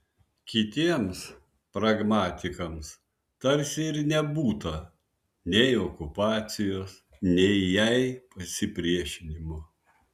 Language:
Lithuanian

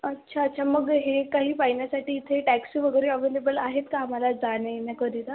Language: Marathi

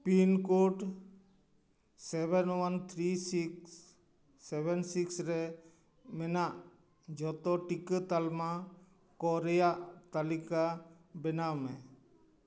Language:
Santali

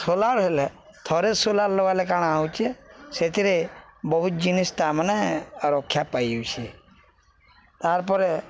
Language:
Odia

